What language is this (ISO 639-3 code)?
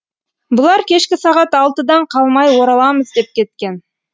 kaz